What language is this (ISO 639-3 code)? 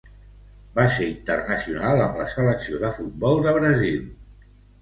cat